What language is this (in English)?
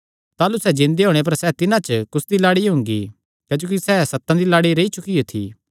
Kangri